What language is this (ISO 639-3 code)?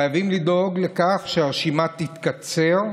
heb